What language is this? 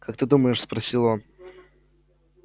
Russian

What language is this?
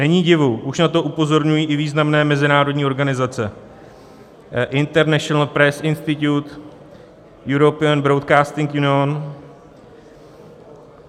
Czech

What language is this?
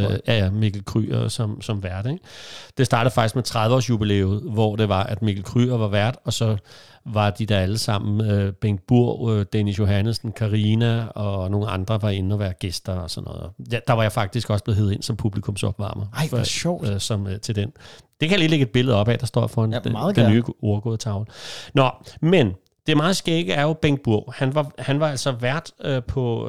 Danish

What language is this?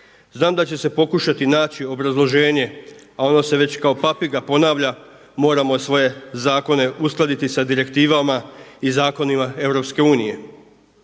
Croatian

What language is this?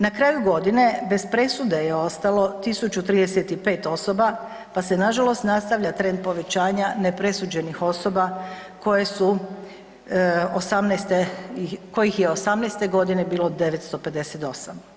Croatian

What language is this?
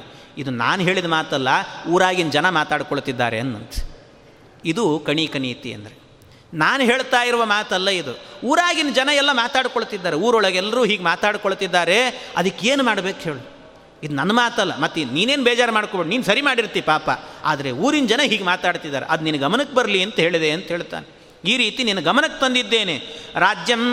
Kannada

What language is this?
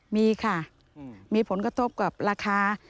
Thai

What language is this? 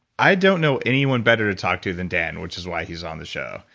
English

